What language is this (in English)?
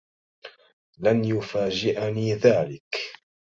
Arabic